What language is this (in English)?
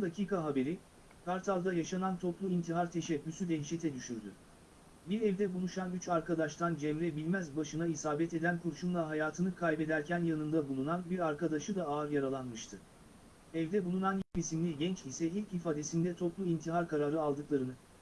Turkish